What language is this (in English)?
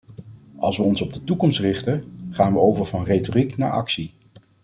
Dutch